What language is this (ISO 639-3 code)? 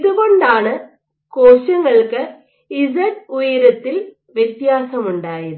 mal